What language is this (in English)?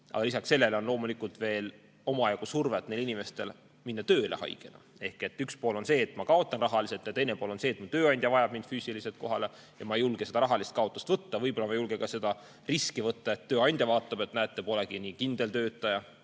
Estonian